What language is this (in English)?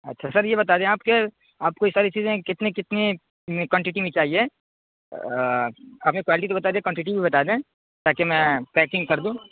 Urdu